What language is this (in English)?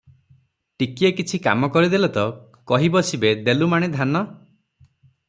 Odia